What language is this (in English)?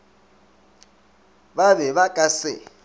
Northern Sotho